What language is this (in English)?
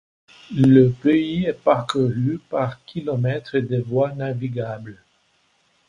French